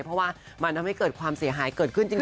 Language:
Thai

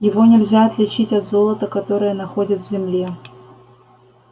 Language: Russian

